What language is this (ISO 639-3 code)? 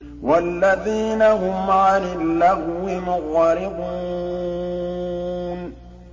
ara